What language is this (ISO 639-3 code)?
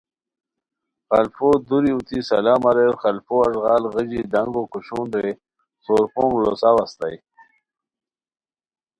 khw